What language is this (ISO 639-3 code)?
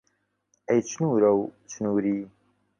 ckb